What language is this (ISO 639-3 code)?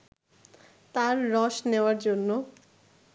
ben